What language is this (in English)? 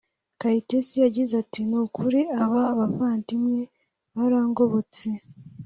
Kinyarwanda